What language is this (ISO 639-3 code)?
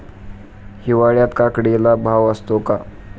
mar